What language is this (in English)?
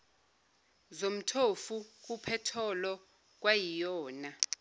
Zulu